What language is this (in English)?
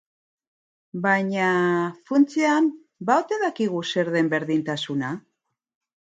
Basque